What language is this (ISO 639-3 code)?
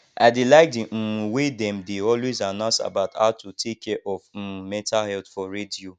pcm